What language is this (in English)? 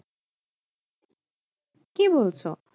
Bangla